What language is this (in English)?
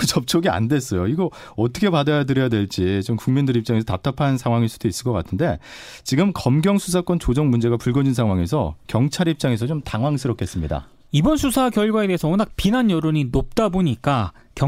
Korean